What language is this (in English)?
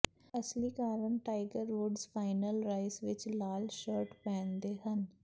Punjabi